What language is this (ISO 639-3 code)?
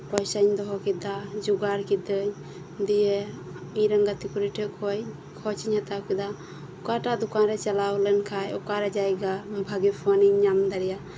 sat